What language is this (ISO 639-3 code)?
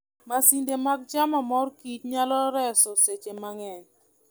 luo